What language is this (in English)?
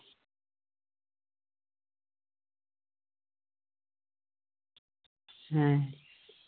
Santali